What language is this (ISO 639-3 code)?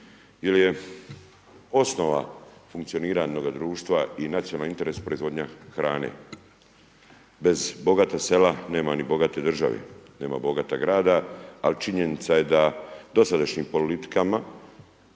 hrv